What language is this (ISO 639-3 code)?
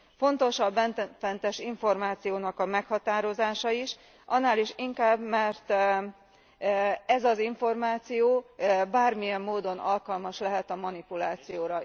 hun